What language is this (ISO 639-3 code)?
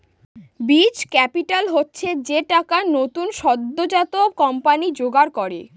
ben